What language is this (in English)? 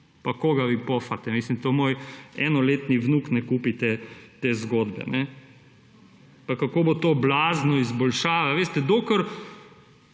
Slovenian